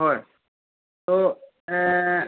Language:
Assamese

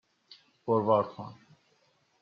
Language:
Persian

